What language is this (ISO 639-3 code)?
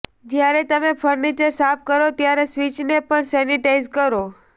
guj